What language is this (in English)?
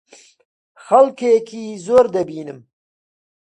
Central Kurdish